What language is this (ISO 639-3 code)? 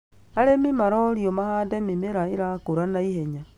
kik